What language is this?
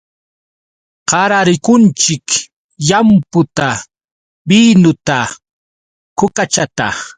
Yauyos Quechua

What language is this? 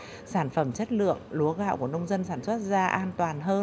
Vietnamese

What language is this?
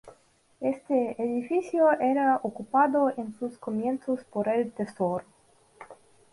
Spanish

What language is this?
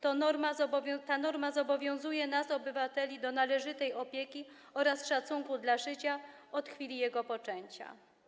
Polish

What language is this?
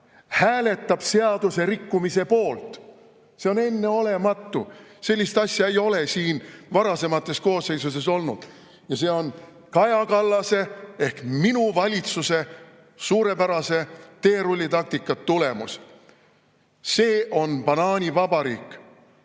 Estonian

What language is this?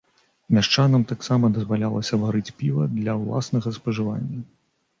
Belarusian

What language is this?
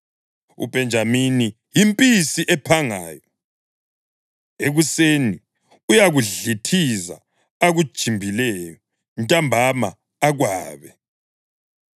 North Ndebele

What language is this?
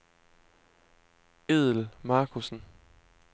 Danish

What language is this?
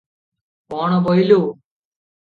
Odia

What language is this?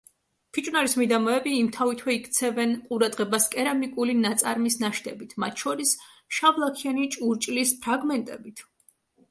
Georgian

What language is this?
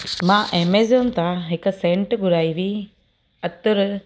Sindhi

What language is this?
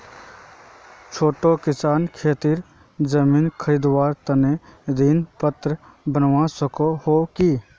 Magahi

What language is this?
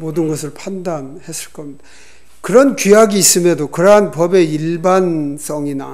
Korean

